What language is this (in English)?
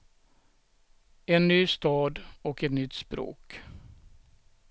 Swedish